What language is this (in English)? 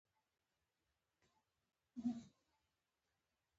Pashto